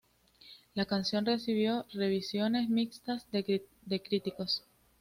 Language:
Spanish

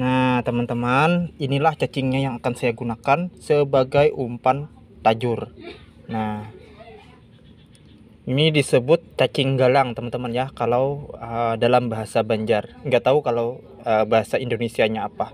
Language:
Indonesian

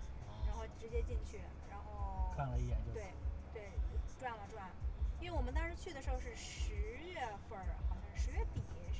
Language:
Chinese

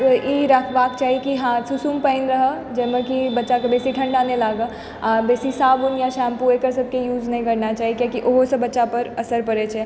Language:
Maithili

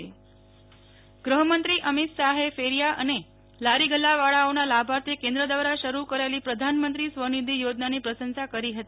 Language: Gujarati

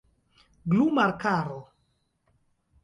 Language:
Esperanto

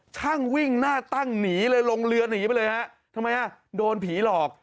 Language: Thai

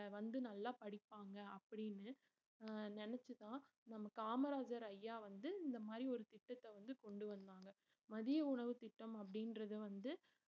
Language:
Tamil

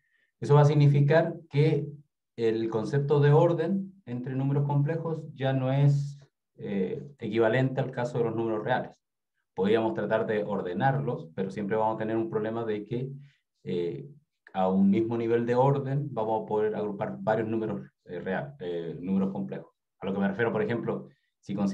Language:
Spanish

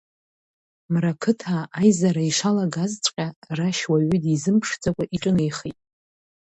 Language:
Abkhazian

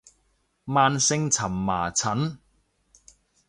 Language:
Cantonese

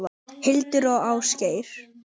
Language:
Icelandic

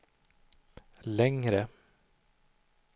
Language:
Swedish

